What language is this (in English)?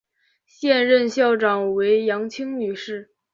Chinese